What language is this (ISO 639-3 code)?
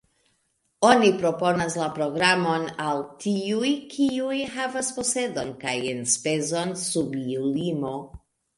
epo